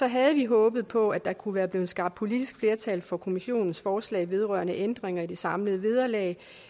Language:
Danish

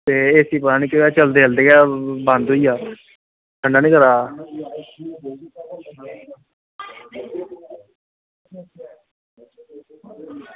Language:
Dogri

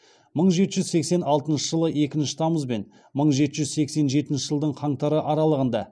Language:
Kazakh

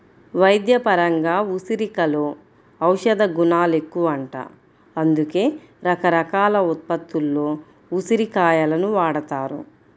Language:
Telugu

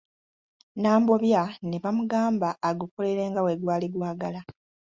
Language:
Ganda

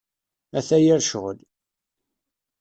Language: Kabyle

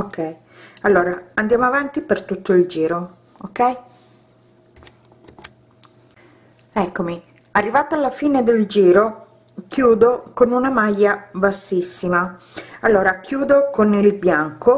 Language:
Italian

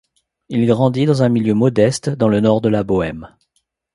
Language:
French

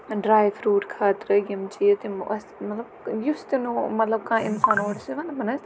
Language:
Kashmiri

